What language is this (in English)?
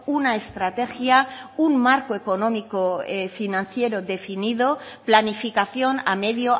Spanish